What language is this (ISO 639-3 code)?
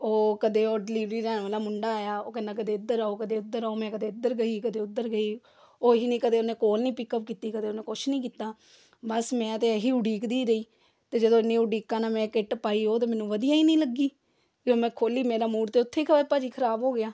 pan